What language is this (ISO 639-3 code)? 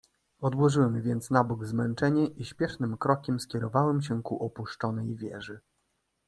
pol